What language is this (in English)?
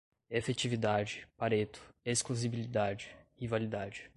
Portuguese